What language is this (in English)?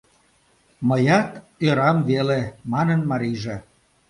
Mari